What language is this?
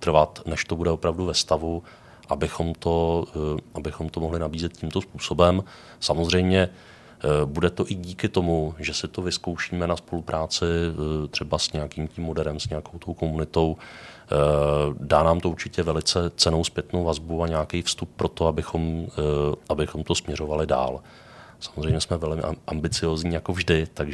Czech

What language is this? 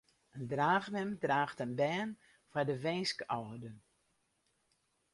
Western Frisian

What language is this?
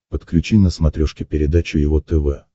Russian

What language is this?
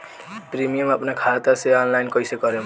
Bhojpuri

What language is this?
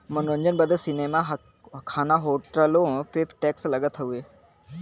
Bhojpuri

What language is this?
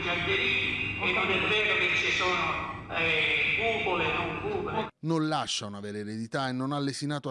Italian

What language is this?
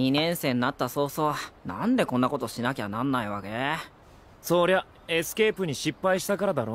Japanese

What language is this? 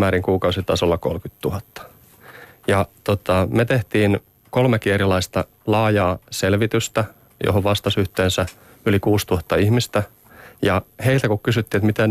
Finnish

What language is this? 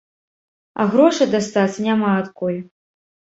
Belarusian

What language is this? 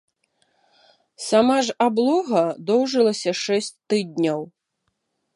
Belarusian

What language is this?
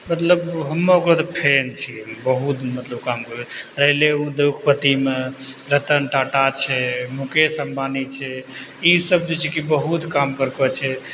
Maithili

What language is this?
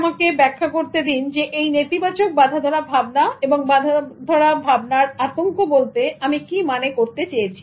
Bangla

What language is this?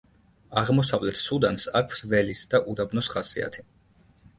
Georgian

